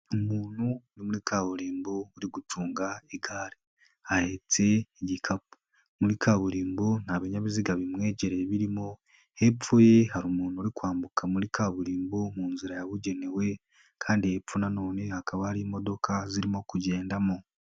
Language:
Kinyarwanda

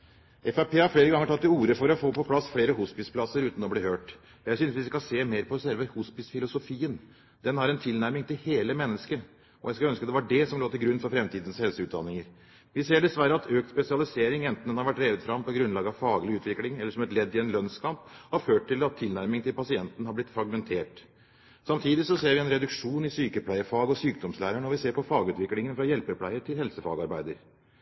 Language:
Norwegian Bokmål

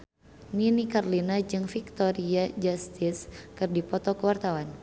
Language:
Sundanese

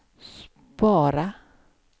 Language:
Swedish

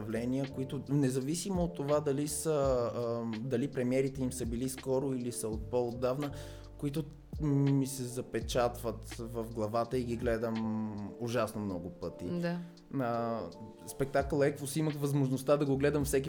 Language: Bulgarian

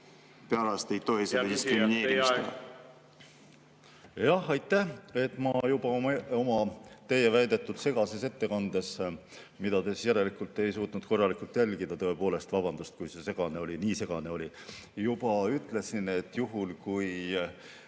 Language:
Estonian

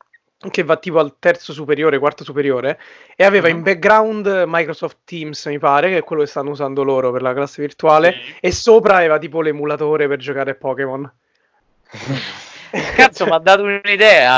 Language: Italian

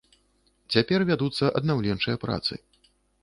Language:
Belarusian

